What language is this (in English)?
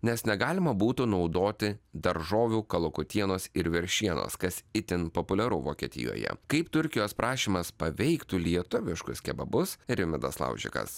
Lithuanian